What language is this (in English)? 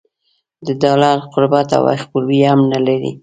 Pashto